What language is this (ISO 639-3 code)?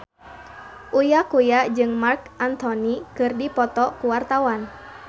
sun